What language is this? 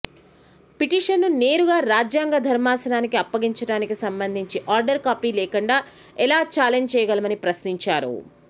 Telugu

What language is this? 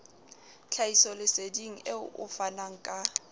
Southern Sotho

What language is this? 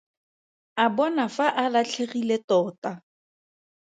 Tswana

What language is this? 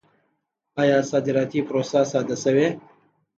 Pashto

